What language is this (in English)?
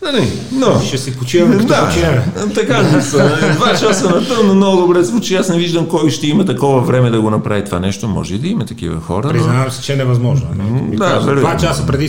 Bulgarian